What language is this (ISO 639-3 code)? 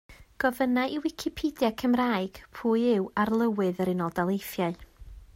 cym